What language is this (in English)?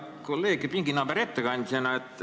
Estonian